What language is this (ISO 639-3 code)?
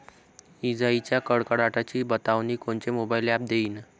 mar